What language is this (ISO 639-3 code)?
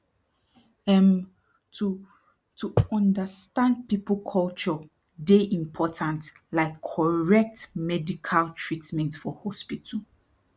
pcm